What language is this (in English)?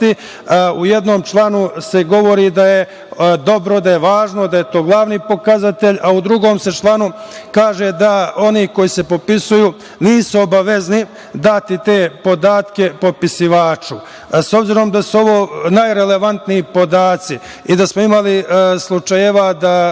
Serbian